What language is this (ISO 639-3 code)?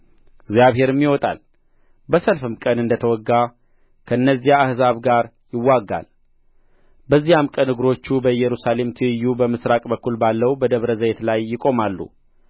amh